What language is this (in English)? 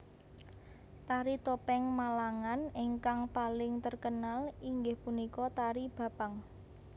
Javanese